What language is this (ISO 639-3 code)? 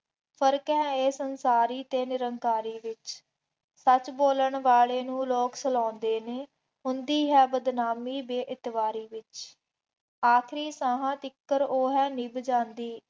pan